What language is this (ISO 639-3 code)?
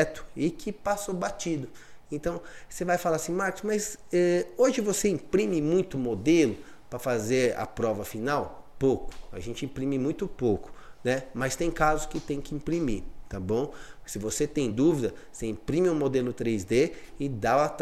por